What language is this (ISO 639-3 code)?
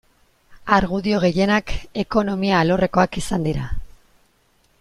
eus